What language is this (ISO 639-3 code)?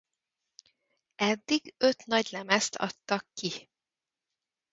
hun